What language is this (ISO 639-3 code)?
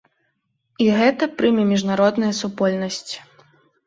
bel